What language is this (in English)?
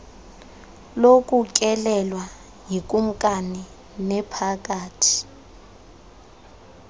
Xhosa